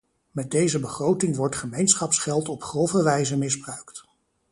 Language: Dutch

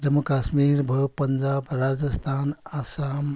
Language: Nepali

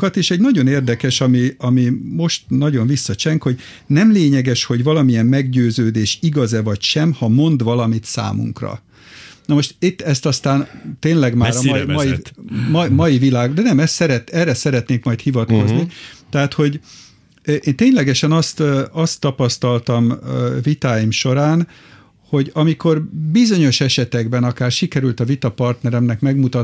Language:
Hungarian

